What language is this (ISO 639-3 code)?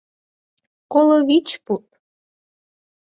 chm